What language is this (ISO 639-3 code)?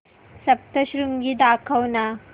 mar